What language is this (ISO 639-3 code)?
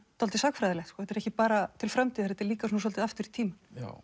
isl